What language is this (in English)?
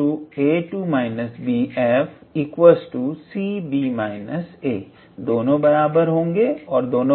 Hindi